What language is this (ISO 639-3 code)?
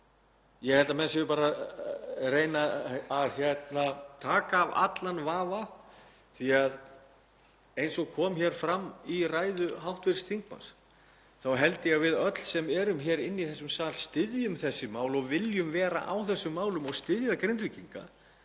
isl